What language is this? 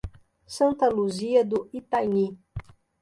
Portuguese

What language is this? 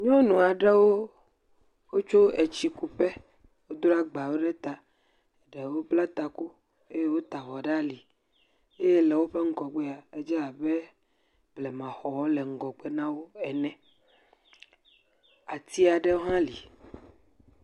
Ewe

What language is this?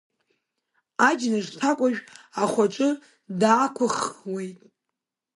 Abkhazian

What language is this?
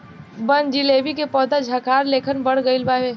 Bhojpuri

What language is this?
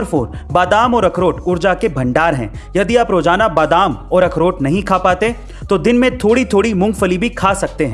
Hindi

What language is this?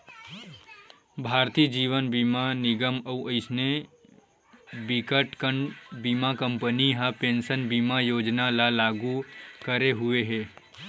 Chhattisgarhi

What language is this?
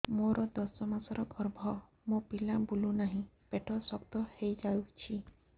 Odia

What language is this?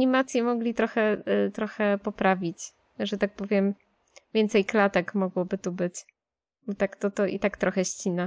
Polish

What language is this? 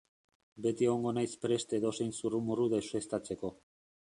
Basque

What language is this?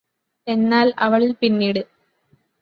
Malayalam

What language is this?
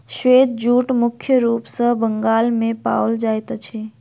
Maithili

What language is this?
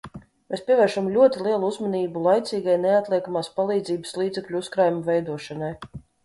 Latvian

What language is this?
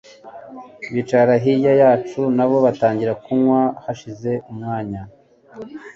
Kinyarwanda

